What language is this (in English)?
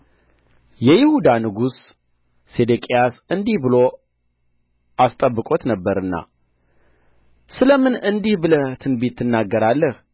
Amharic